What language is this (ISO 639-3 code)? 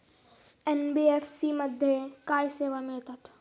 mar